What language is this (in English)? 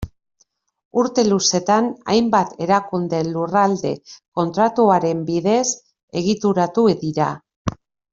Basque